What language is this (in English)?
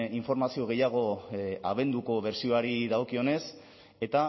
Basque